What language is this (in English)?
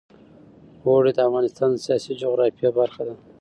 Pashto